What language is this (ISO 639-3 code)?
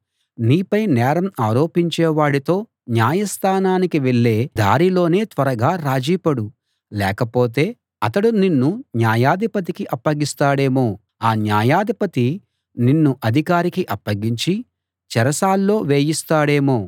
tel